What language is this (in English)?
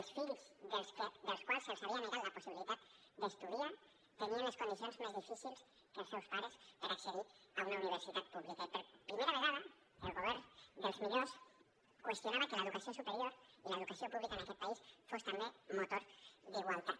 Catalan